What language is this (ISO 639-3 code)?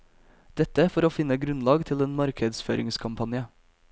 nor